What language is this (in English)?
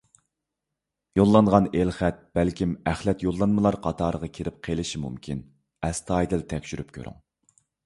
Uyghur